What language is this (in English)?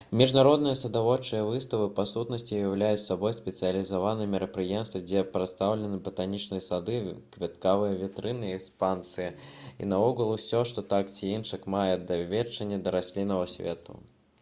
Belarusian